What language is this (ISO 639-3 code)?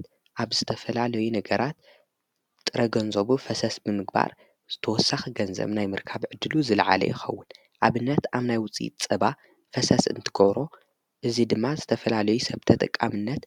tir